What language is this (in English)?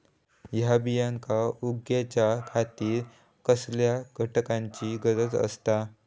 Marathi